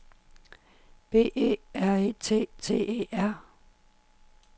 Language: Danish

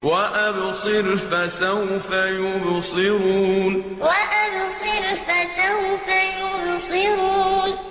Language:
Arabic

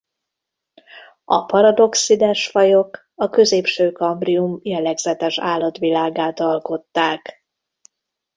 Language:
Hungarian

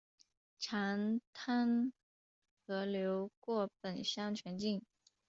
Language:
Chinese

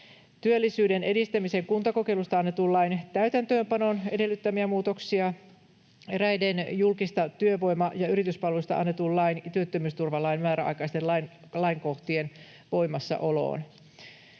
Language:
Finnish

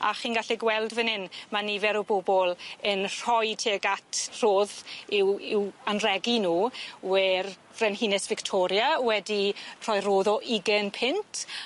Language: Welsh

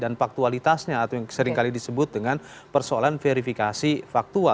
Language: Indonesian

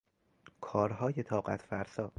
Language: Persian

